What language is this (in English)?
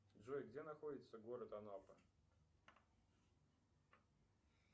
Russian